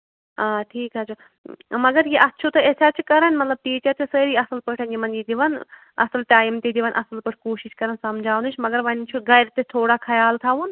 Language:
Kashmiri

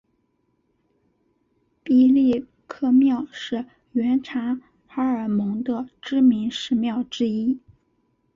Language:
Chinese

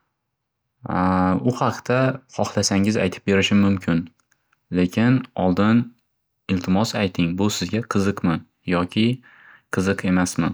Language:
Uzbek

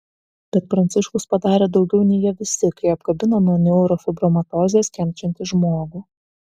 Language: Lithuanian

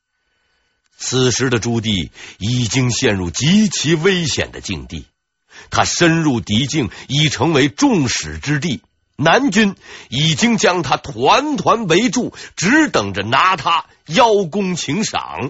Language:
Chinese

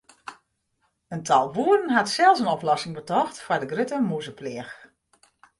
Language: Western Frisian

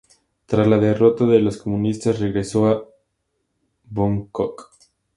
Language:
Spanish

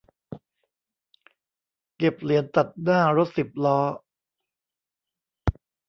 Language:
Thai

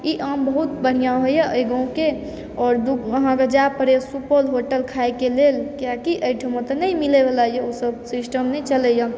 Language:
Maithili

